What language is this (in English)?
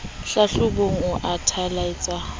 Southern Sotho